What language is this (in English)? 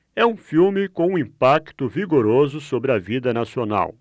Portuguese